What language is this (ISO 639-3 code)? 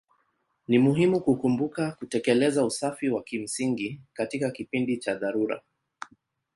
swa